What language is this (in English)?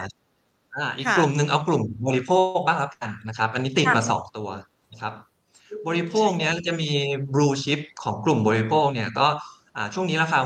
Thai